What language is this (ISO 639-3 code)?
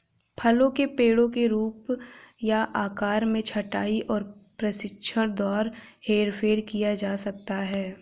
hin